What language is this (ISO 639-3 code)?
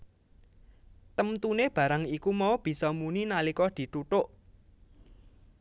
jav